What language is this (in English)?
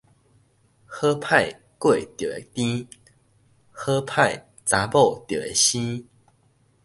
Min Nan Chinese